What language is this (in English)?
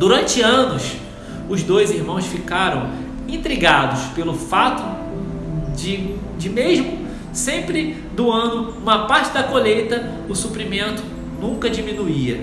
Portuguese